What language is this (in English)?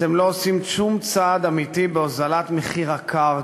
Hebrew